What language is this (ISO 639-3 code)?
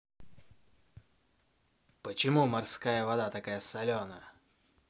rus